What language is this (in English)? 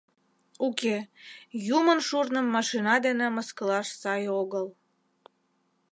Mari